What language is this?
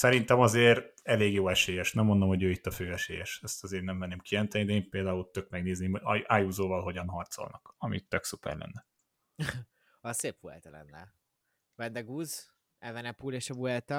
Hungarian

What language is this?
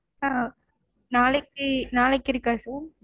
Tamil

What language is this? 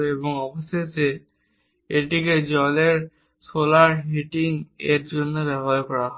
Bangla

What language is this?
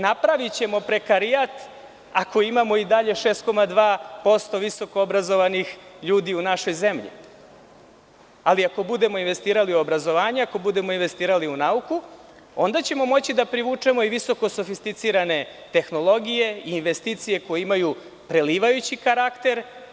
Serbian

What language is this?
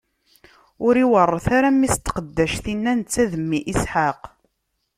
Kabyle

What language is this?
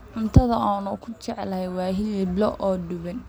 Somali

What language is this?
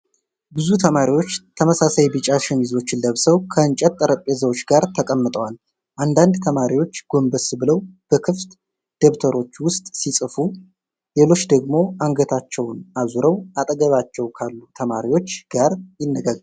Amharic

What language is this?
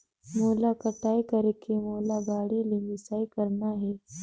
Chhattisgarhi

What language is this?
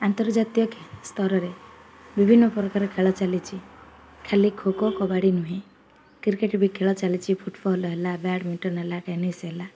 Odia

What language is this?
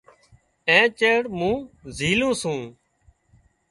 Wadiyara Koli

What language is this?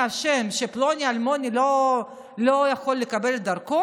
Hebrew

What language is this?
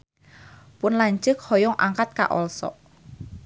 Sundanese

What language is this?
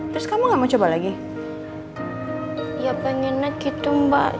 Indonesian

